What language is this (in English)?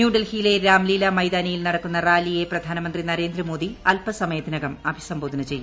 Malayalam